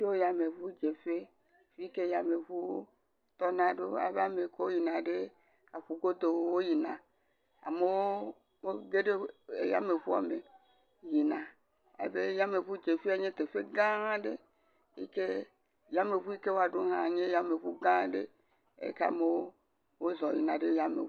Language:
Ewe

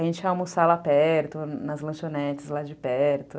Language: Portuguese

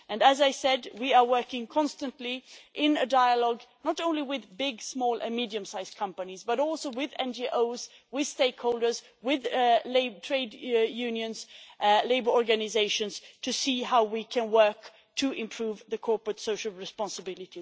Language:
English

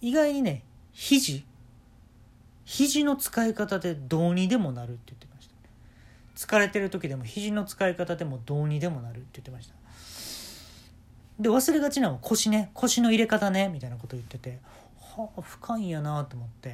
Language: Japanese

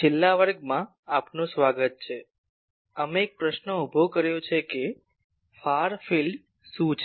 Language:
Gujarati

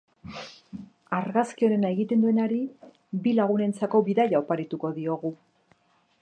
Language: Basque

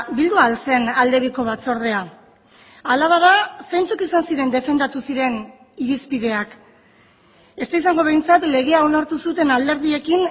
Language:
Basque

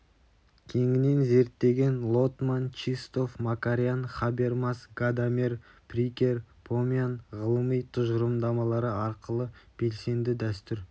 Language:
Kazakh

